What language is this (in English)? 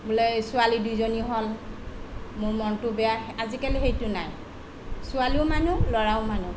Assamese